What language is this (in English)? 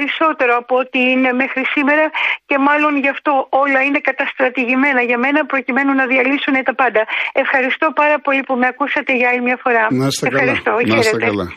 Greek